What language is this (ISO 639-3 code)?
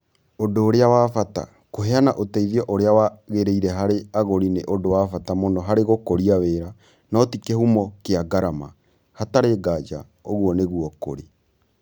kik